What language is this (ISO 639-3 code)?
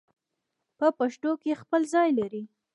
pus